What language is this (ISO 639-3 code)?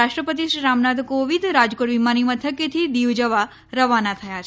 guj